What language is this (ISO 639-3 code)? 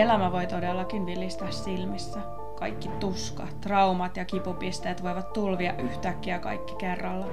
fin